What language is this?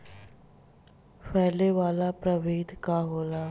Bhojpuri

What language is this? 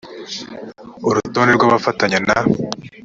Kinyarwanda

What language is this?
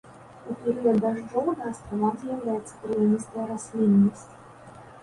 Belarusian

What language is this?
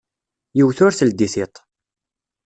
Kabyle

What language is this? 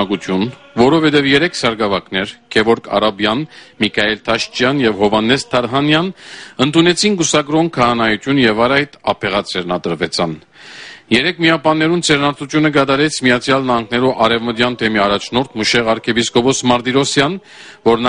Romanian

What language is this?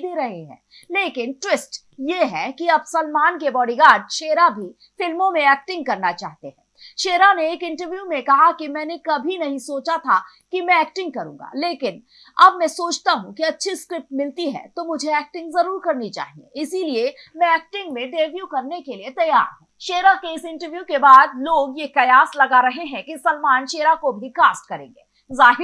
Hindi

